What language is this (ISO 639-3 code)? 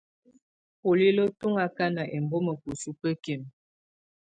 tvu